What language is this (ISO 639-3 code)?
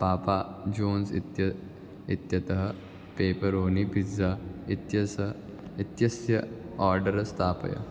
san